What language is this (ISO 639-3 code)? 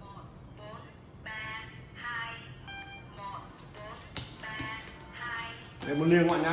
vie